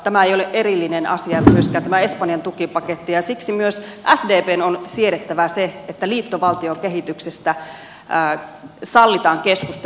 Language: Finnish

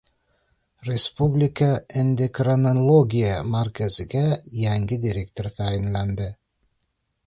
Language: Uzbek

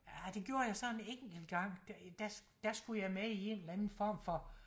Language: Danish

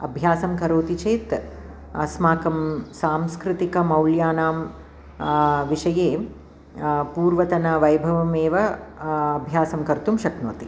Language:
Sanskrit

